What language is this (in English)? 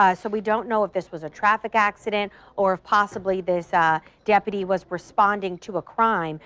English